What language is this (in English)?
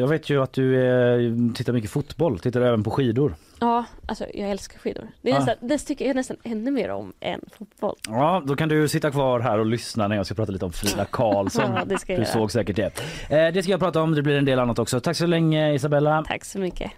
Swedish